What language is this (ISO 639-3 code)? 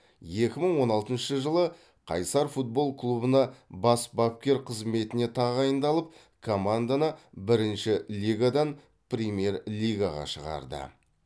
kaz